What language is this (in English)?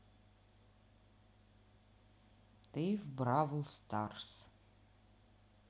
Russian